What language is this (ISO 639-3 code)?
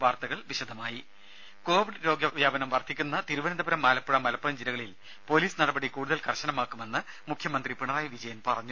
mal